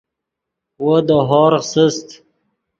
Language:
Yidgha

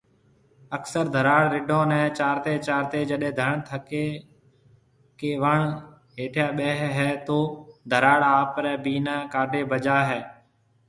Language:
Marwari (Pakistan)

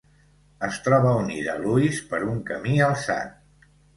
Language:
Catalan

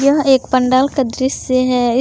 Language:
Hindi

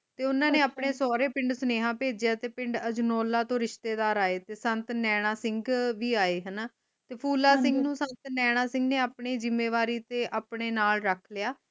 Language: Punjabi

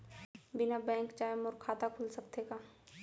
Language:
Chhattisgarhi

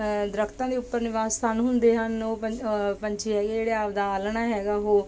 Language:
Punjabi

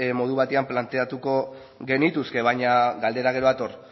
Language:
Basque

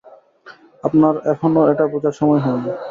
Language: Bangla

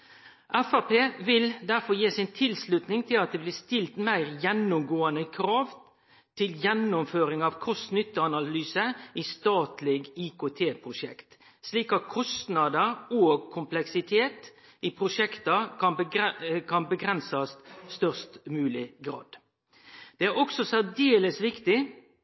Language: Norwegian Nynorsk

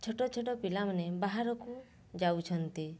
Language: Odia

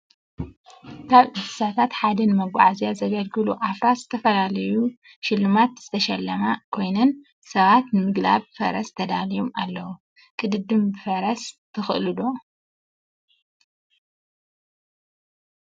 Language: Tigrinya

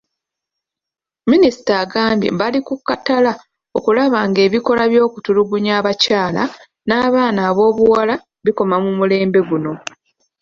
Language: Ganda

